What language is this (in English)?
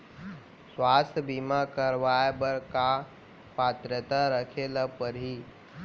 Chhattisgarhi